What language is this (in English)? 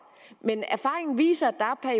Danish